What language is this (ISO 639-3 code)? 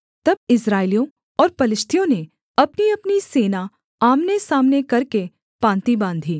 hin